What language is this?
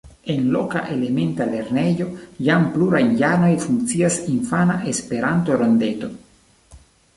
Esperanto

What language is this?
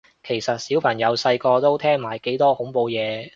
Cantonese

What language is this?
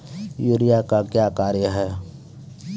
Maithili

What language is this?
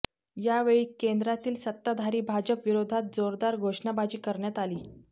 Marathi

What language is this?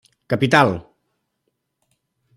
Catalan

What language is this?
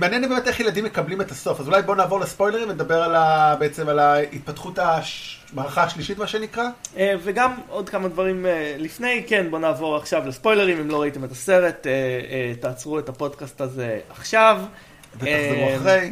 Hebrew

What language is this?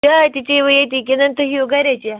Kashmiri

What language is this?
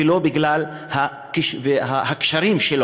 Hebrew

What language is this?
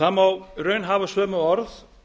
Icelandic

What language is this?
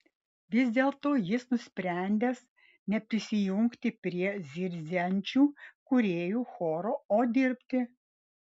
Lithuanian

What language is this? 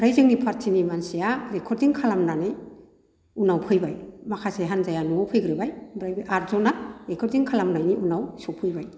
Bodo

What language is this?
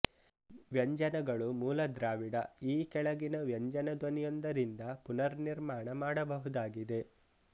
Kannada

